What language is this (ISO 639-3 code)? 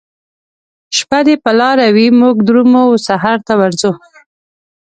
pus